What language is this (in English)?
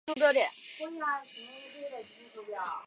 Chinese